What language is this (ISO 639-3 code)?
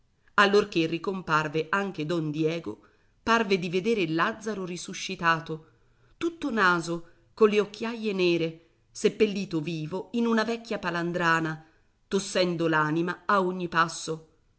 ita